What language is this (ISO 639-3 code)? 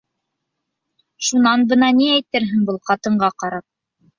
bak